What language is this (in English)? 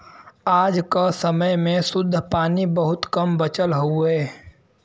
Bhojpuri